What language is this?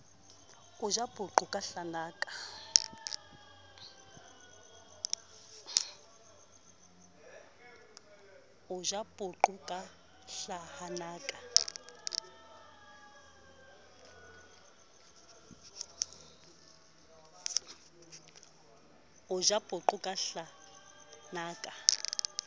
Southern Sotho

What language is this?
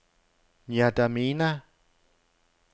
Danish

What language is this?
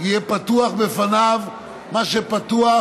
Hebrew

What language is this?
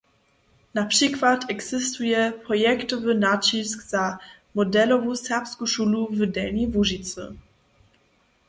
Upper Sorbian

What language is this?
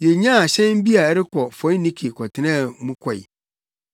Akan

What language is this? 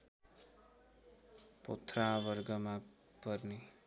Nepali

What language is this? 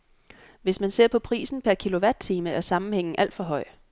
Danish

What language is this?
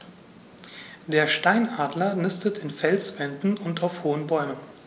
German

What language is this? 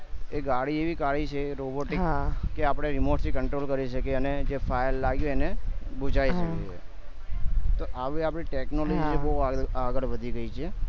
Gujarati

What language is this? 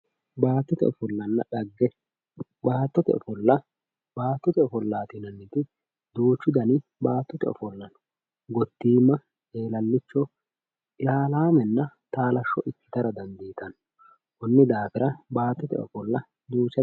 Sidamo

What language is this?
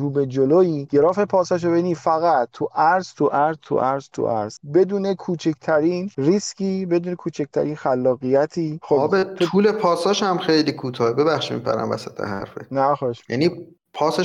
Persian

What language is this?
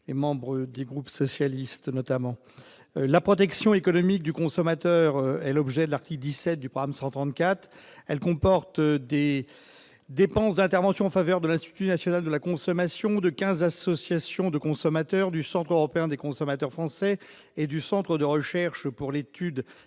French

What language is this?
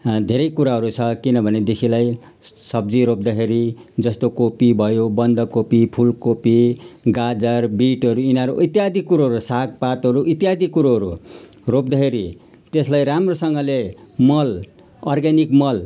Nepali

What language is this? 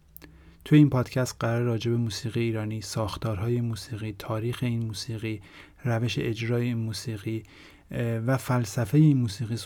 Persian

